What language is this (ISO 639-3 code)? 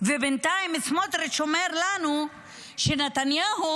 heb